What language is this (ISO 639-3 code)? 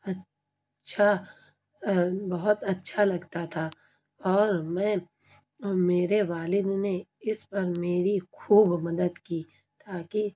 urd